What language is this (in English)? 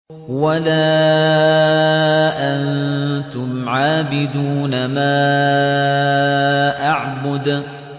Arabic